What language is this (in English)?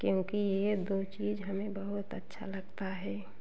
Hindi